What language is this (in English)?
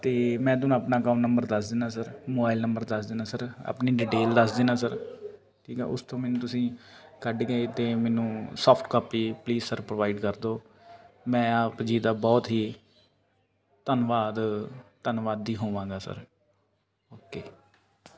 Punjabi